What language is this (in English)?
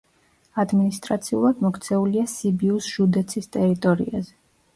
Georgian